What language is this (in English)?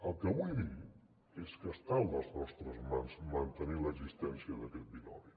Catalan